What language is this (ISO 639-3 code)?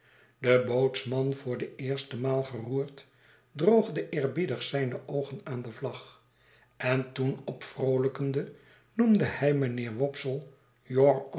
nld